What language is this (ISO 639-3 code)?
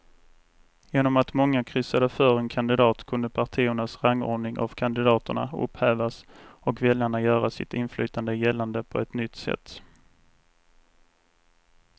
swe